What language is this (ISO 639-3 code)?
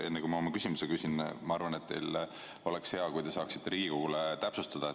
est